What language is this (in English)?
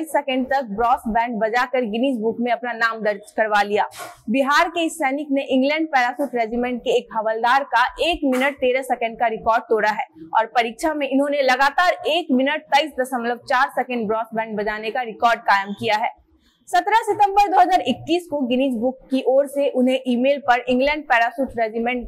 Hindi